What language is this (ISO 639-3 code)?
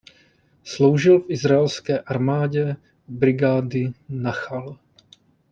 ces